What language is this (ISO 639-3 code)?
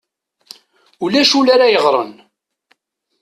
kab